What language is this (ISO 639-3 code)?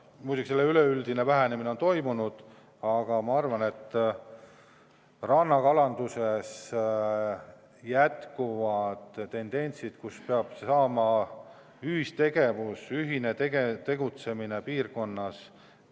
est